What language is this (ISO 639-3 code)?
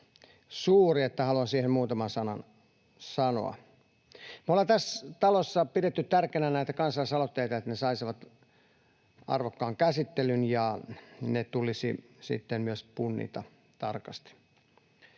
fin